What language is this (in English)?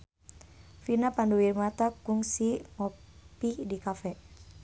Sundanese